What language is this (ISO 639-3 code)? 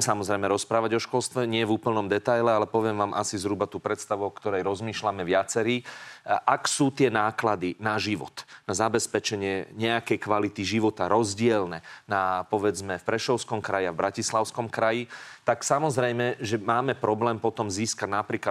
slk